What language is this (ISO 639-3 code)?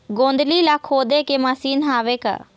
hne